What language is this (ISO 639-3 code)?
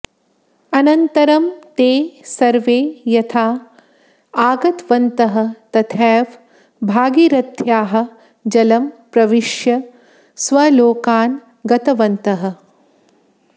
san